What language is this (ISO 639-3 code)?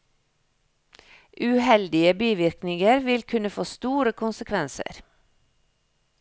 nor